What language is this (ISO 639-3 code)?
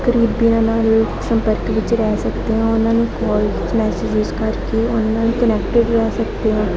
pan